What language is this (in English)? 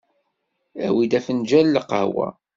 Kabyle